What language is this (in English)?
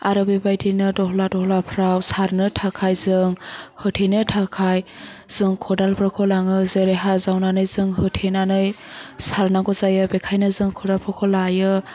Bodo